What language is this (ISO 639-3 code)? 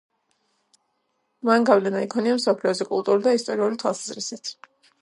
kat